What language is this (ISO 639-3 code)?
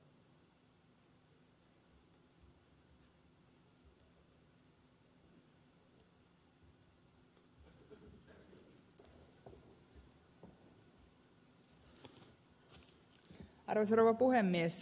fin